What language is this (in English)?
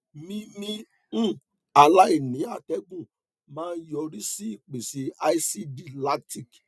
Yoruba